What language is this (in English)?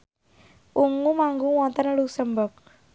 Javanese